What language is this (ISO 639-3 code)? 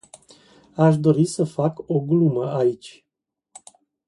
ron